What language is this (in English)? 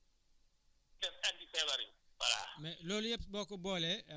Wolof